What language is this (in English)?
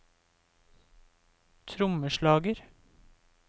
Norwegian